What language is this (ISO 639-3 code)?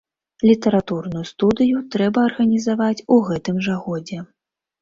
bel